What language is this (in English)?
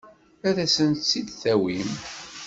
Kabyle